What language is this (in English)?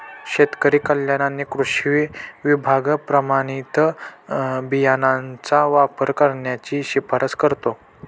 Marathi